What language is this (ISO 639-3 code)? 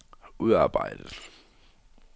dan